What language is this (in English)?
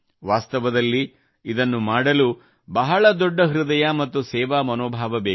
Kannada